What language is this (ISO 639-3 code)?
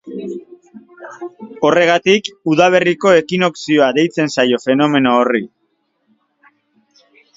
eus